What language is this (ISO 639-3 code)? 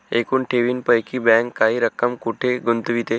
mar